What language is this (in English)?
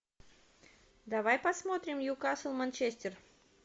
Russian